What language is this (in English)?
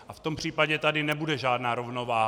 Czech